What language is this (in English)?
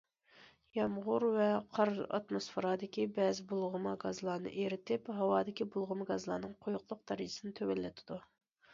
Uyghur